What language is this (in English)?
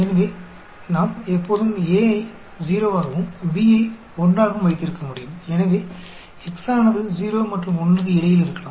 Tamil